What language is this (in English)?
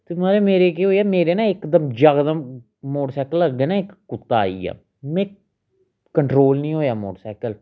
Dogri